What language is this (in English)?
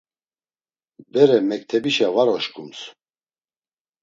Laz